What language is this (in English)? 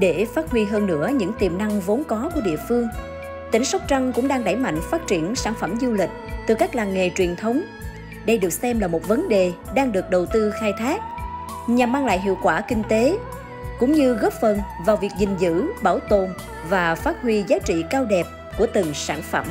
Vietnamese